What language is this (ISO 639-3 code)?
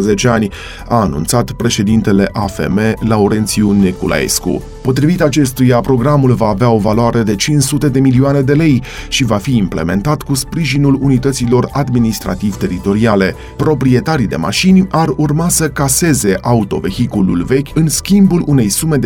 ron